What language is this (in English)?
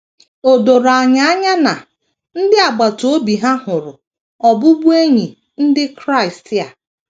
Igbo